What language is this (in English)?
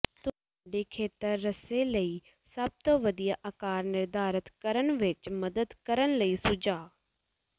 Punjabi